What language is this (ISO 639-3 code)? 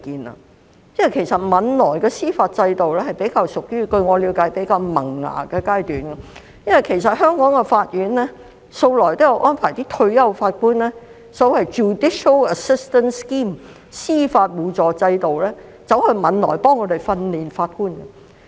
yue